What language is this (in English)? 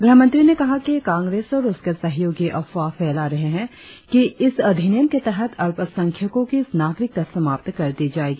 Hindi